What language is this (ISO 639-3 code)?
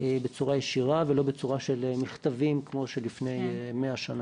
heb